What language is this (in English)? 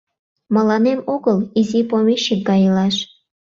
Mari